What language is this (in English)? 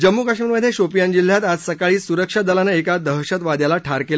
Marathi